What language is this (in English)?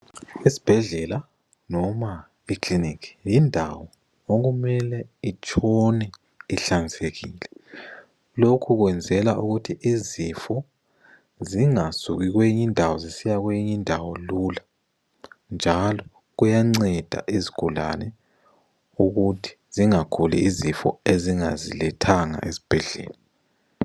North Ndebele